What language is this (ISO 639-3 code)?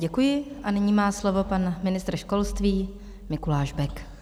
ces